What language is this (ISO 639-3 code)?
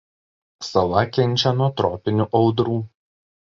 lit